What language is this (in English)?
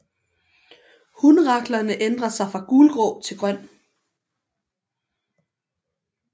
Danish